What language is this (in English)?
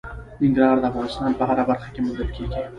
Pashto